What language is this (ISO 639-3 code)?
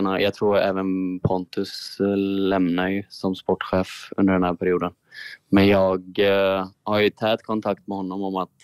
swe